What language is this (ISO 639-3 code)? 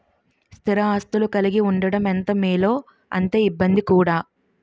tel